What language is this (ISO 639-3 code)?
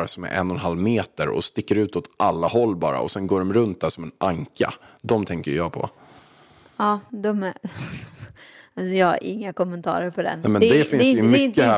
swe